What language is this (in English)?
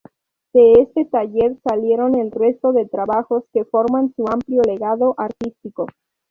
Spanish